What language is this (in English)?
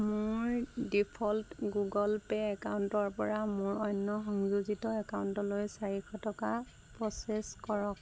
Assamese